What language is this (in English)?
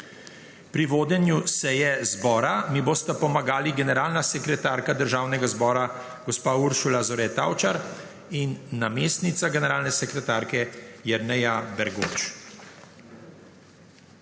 Slovenian